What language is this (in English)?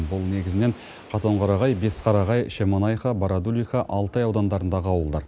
Kazakh